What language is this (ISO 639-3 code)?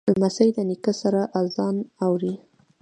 pus